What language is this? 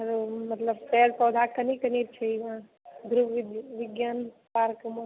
Maithili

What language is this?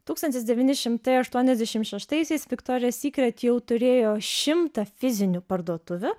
Lithuanian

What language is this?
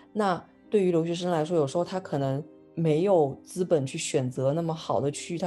Chinese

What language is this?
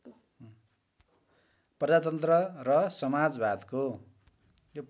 Nepali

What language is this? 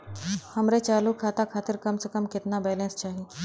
Bhojpuri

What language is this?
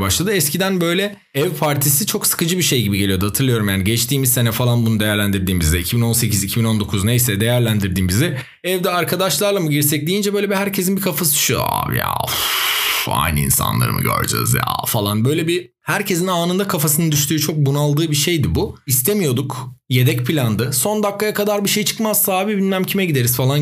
Turkish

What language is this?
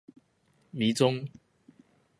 Chinese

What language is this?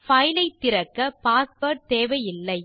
Tamil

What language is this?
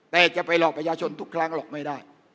Thai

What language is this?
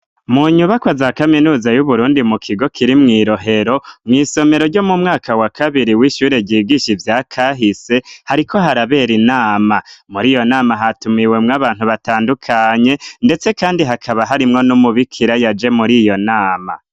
Rundi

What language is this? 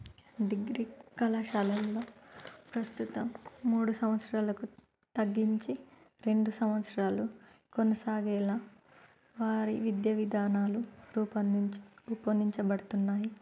Telugu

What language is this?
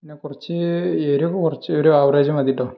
Malayalam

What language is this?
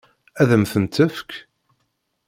Kabyle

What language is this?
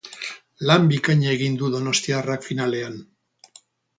Basque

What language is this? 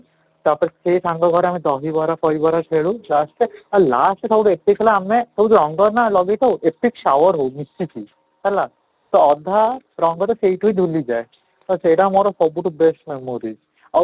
Odia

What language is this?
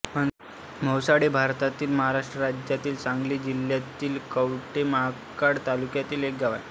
Marathi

